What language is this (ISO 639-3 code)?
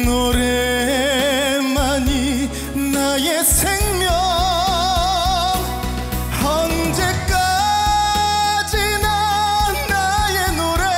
kor